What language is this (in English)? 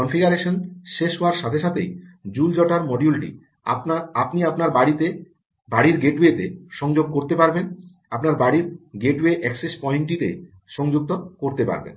Bangla